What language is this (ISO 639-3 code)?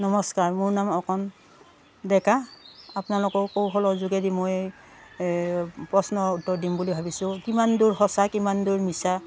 asm